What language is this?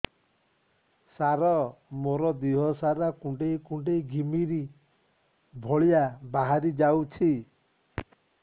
Odia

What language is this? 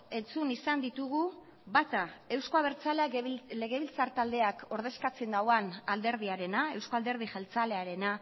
Basque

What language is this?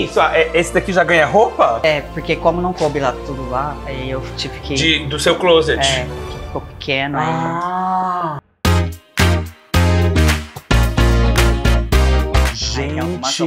Portuguese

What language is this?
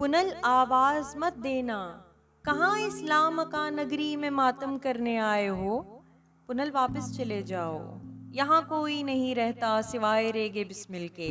Urdu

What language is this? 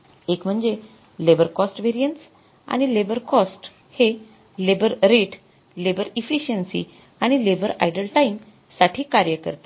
Marathi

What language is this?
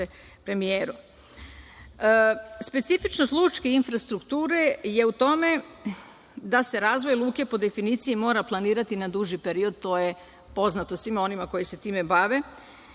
Serbian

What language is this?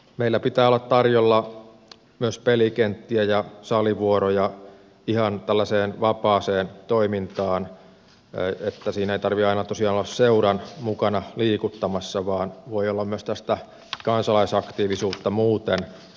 Finnish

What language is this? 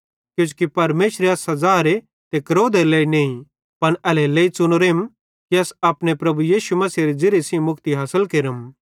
Bhadrawahi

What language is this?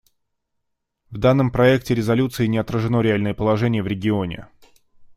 Russian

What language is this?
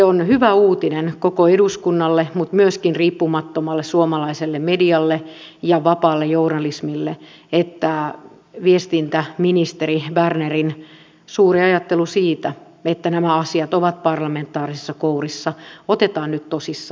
Finnish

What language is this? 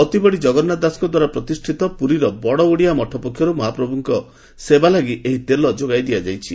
Odia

